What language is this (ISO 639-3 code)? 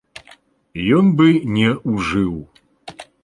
bel